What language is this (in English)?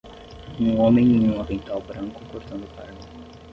Portuguese